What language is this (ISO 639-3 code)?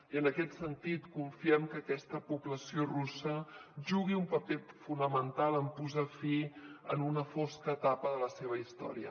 cat